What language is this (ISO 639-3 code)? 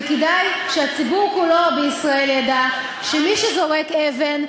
heb